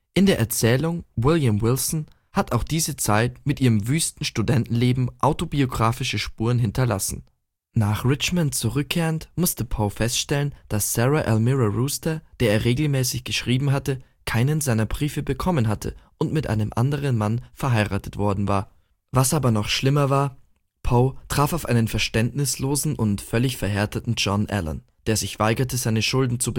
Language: German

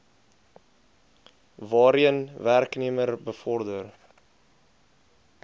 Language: Afrikaans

